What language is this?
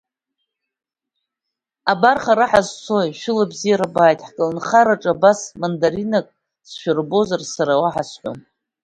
Abkhazian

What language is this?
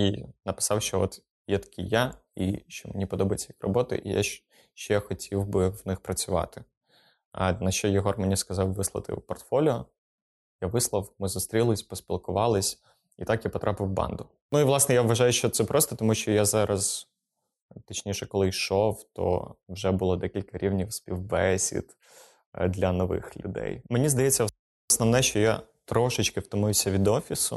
Ukrainian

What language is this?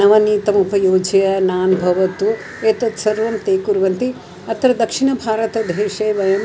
Sanskrit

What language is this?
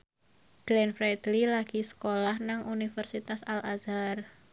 Javanese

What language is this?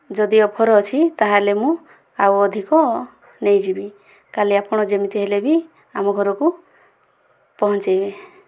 Odia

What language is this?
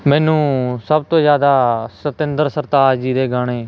Punjabi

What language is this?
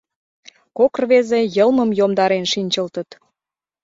Mari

